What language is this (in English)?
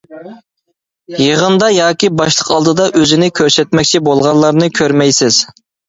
Uyghur